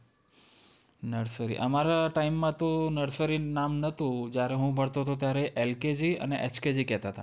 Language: Gujarati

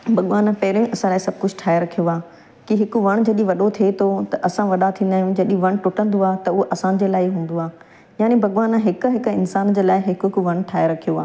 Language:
Sindhi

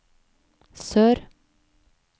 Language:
Norwegian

